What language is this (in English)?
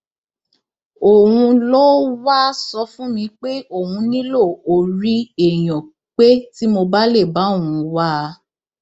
Yoruba